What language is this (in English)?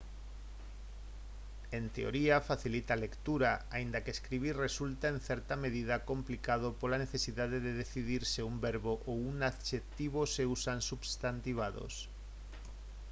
Galician